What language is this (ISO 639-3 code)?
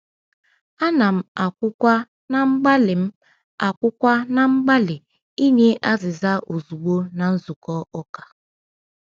ibo